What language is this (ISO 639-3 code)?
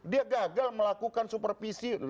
ind